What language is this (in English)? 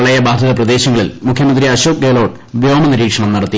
Malayalam